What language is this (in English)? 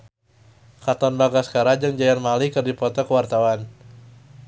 Sundanese